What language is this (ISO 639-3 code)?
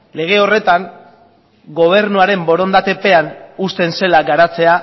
eus